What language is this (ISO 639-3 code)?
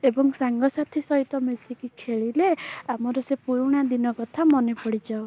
ori